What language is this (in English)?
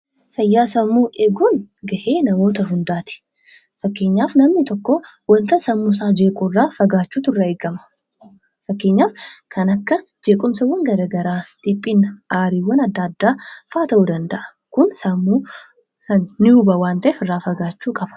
Oromo